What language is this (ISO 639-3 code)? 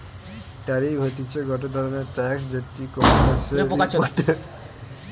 ben